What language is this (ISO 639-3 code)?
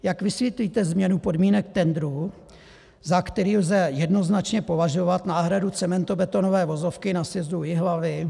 ces